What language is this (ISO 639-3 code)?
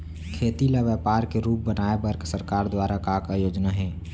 hne